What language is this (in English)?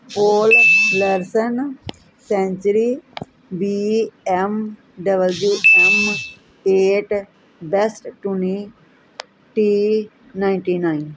Punjabi